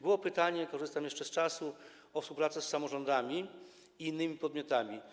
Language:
Polish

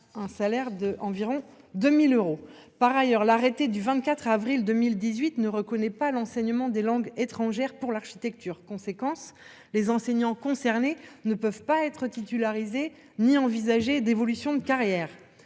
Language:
French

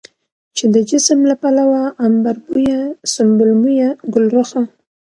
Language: Pashto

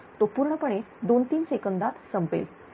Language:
Marathi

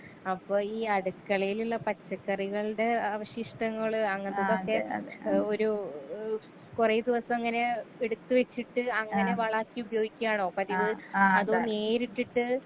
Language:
Malayalam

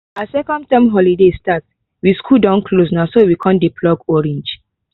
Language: Nigerian Pidgin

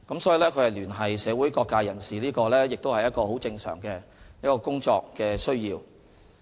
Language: Cantonese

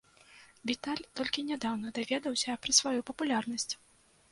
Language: Belarusian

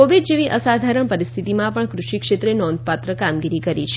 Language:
Gujarati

